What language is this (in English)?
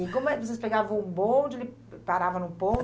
Portuguese